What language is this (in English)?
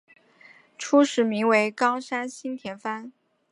Chinese